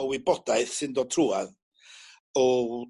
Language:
Welsh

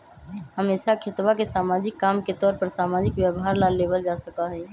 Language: Magahi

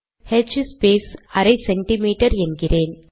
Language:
Tamil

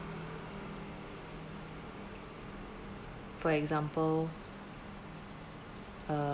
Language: English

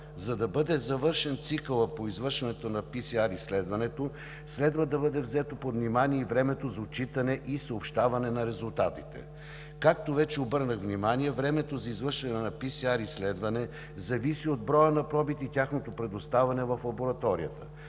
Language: Bulgarian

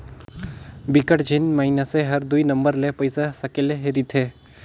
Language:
Chhattisgarhi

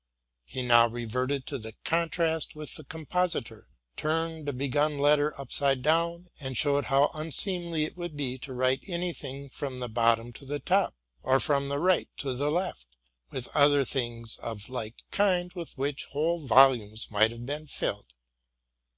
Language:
English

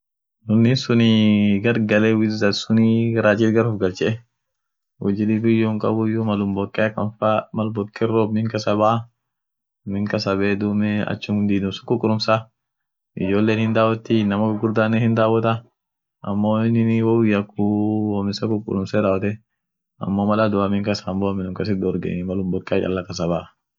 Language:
Orma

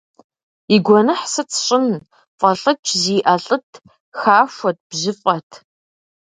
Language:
Kabardian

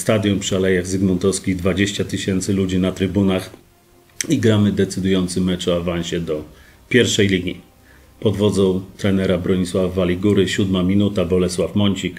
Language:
Polish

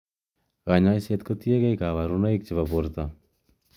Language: Kalenjin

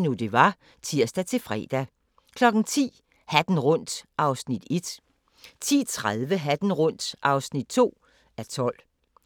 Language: Danish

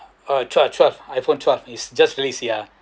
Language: English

